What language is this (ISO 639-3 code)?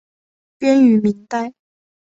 zho